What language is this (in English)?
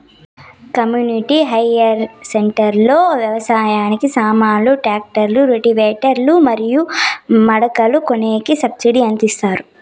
Telugu